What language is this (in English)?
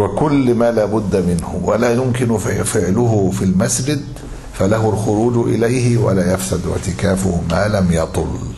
Arabic